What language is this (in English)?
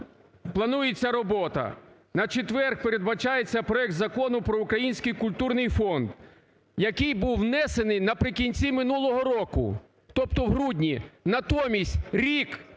Ukrainian